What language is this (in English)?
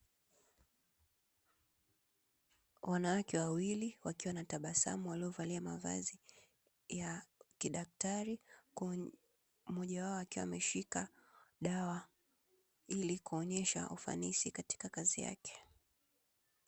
Swahili